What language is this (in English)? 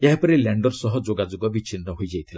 Odia